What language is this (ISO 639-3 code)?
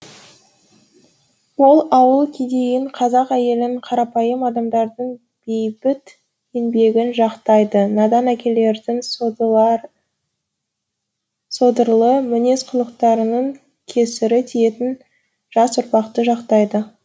kaz